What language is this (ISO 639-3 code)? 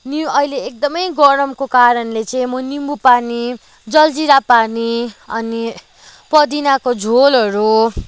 nep